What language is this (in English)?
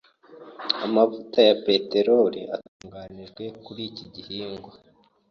Kinyarwanda